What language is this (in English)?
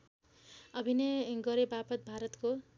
Nepali